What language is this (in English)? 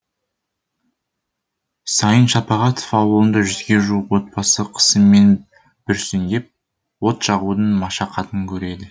Kazakh